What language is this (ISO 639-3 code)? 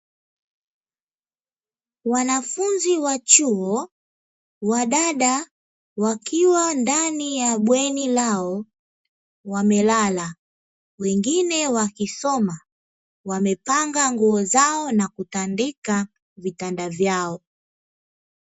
swa